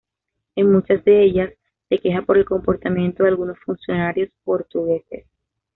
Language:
Spanish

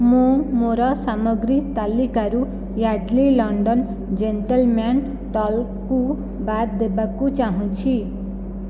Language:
Odia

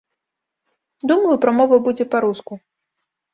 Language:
Belarusian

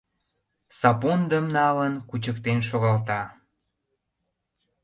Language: Mari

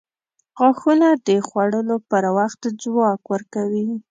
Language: Pashto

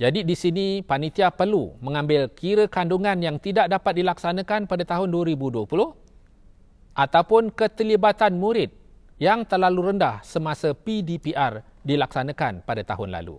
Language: Malay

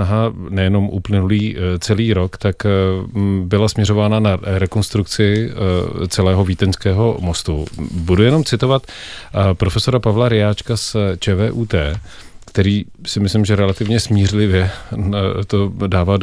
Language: Czech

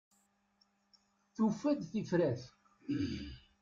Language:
Kabyle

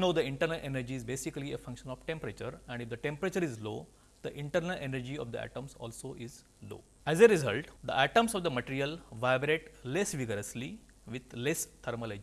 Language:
English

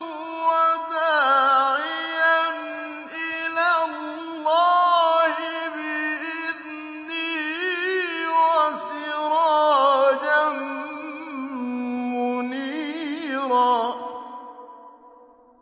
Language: Arabic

